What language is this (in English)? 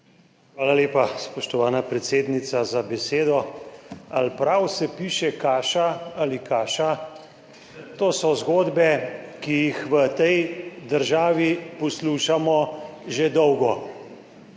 Slovenian